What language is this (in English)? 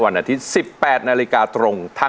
Thai